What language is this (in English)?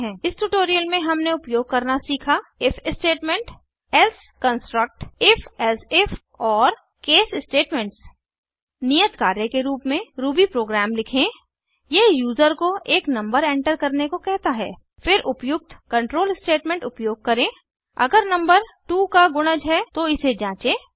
Hindi